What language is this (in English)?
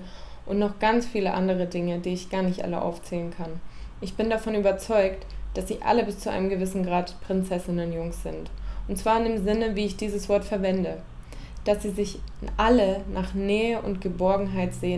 German